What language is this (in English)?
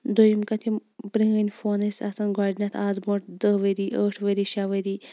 Kashmiri